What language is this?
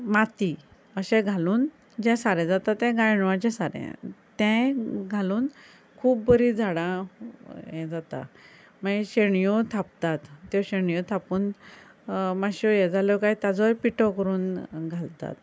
Konkani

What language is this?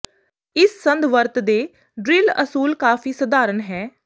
Punjabi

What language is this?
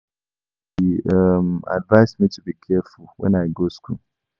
Nigerian Pidgin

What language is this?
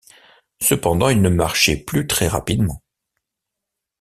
French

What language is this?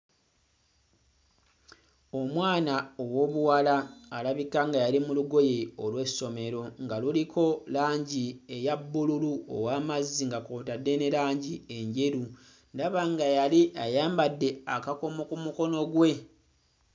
Ganda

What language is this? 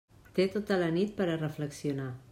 Catalan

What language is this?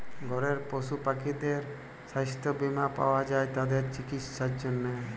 Bangla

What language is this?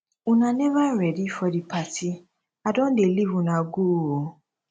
Nigerian Pidgin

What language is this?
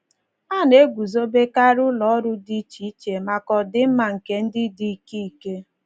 Igbo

